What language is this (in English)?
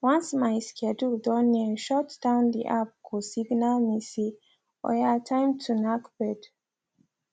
Nigerian Pidgin